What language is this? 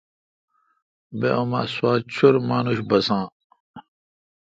Kalkoti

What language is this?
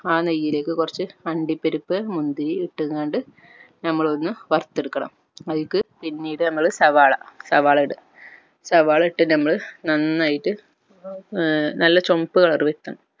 Malayalam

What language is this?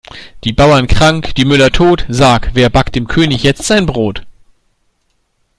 German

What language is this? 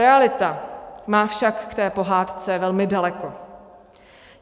Czech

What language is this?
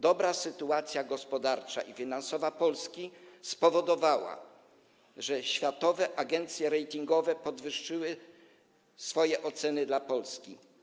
Polish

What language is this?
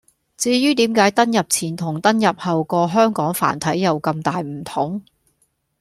Cantonese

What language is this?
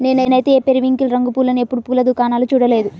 Telugu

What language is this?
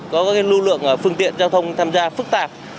Vietnamese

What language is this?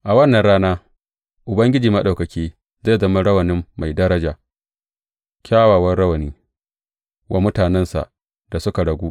Hausa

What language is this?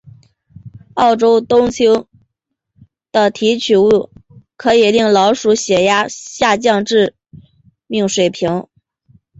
Chinese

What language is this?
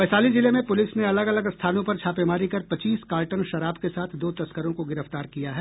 Hindi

